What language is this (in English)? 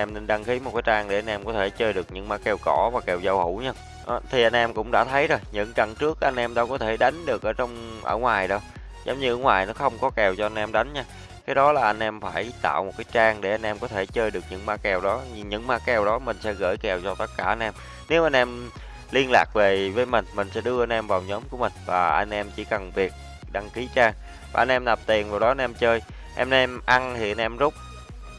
Vietnamese